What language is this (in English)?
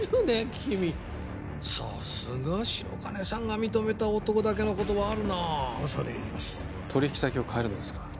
Japanese